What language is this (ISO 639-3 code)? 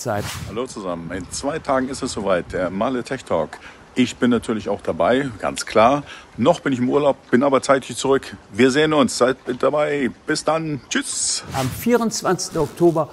deu